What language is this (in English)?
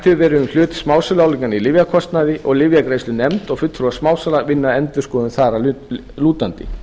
Icelandic